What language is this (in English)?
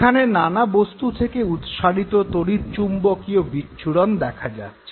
Bangla